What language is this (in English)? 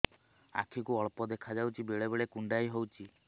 Odia